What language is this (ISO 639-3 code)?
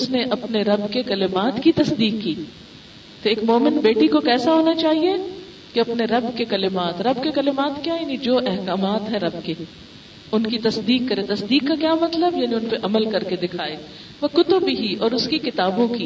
urd